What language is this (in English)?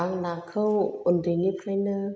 Bodo